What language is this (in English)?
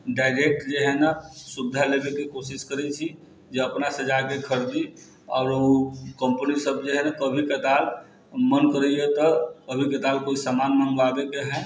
Maithili